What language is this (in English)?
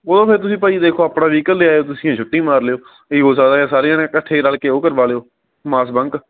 Punjabi